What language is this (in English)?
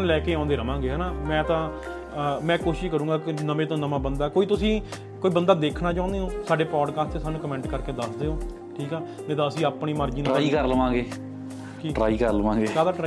Punjabi